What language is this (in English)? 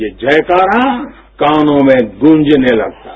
Hindi